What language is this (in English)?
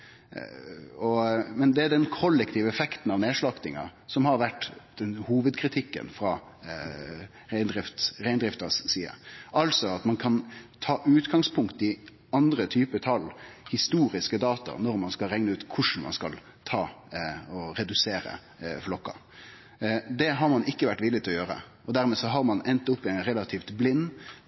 Norwegian Nynorsk